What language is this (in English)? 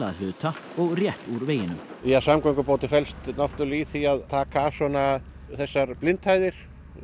Icelandic